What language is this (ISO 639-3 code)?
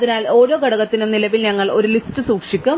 mal